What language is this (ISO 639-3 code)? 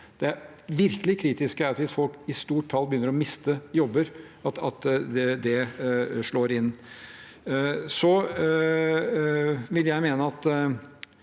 nor